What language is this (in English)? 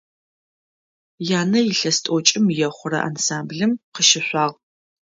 Adyghe